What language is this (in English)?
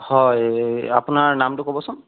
Assamese